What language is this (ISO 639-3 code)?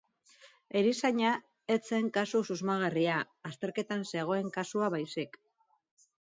eus